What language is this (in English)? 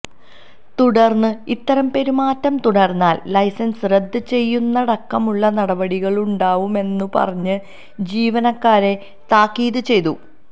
Malayalam